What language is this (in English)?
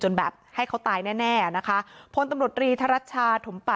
Thai